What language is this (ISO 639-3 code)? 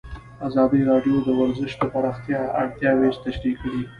pus